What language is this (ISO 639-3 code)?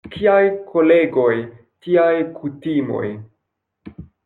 epo